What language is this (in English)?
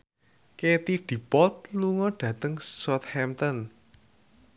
Javanese